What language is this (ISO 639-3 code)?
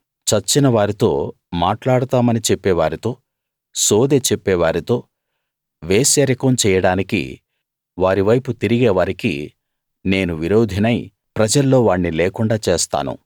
tel